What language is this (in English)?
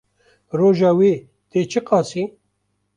Kurdish